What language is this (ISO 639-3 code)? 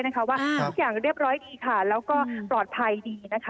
tha